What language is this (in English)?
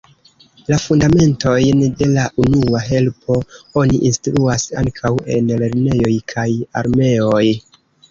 Esperanto